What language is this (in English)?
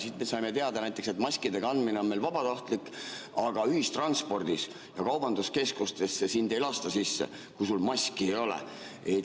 Estonian